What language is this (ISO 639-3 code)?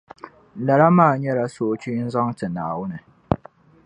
dag